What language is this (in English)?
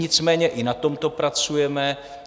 Czech